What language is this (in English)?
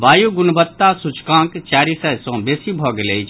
Maithili